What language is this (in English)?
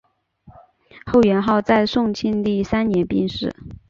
Chinese